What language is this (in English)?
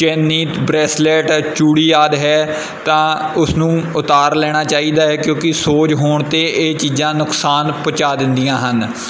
Punjabi